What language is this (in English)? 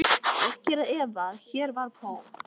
Icelandic